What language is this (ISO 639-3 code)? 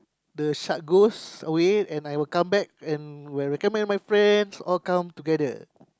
eng